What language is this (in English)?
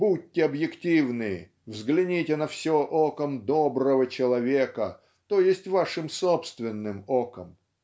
Russian